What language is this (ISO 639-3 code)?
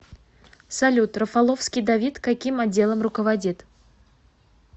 rus